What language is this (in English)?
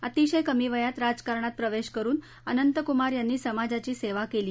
Marathi